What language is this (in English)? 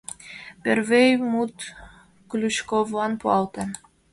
Mari